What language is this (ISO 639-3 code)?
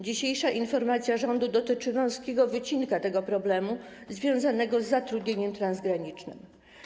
pol